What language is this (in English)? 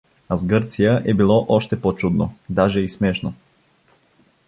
Bulgarian